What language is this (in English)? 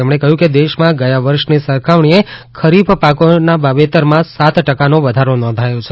Gujarati